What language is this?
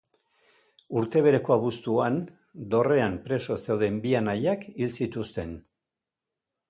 Basque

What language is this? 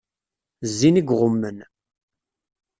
Kabyle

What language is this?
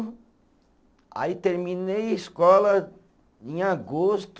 Portuguese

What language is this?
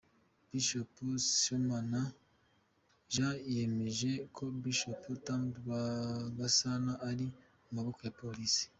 Kinyarwanda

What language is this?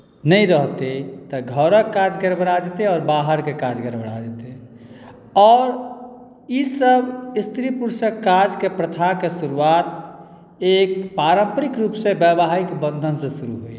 Maithili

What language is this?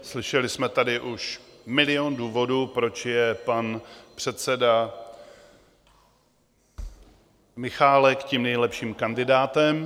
Czech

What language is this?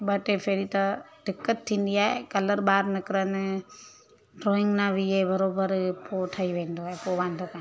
Sindhi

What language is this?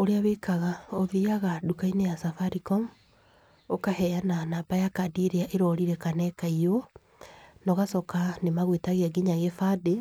Kikuyu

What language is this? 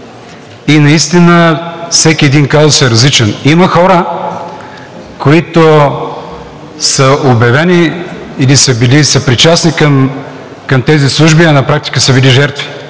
Bulgarian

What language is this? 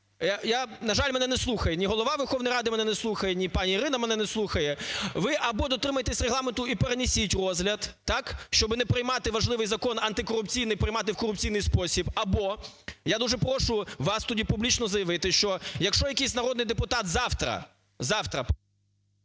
Ukrainian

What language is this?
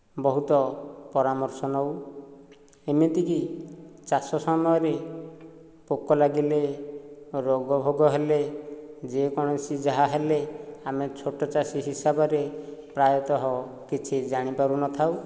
Odia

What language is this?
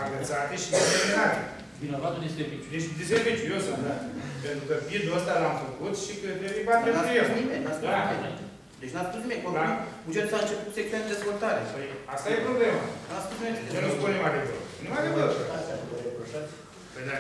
Romanian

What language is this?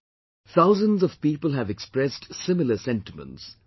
English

